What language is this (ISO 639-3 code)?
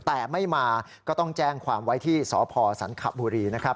tha